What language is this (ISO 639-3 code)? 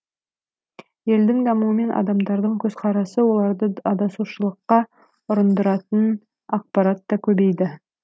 kaz